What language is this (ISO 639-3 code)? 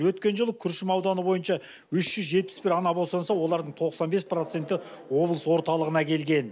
kaz